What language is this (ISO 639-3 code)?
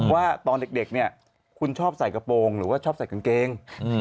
tha